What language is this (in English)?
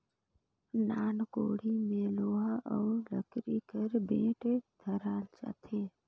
Chhattisgarhi